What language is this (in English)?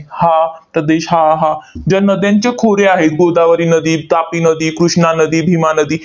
Marathi